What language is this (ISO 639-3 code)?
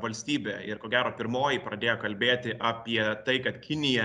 lit